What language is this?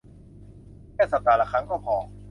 Thai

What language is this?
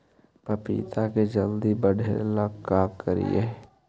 Magahi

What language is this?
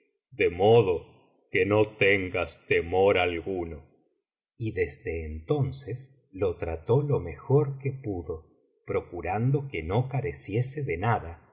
Spanish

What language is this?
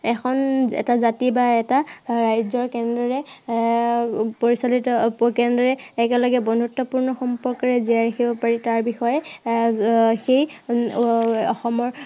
Assamese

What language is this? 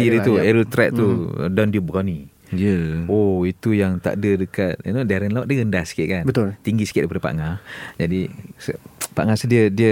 Malay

